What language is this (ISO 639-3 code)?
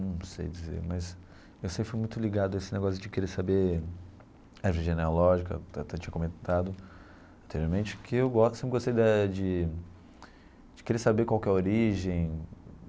por